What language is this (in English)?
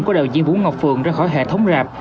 Vietnamese